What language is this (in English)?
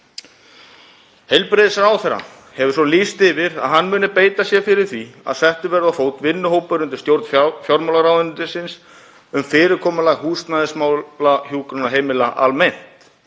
Icelandic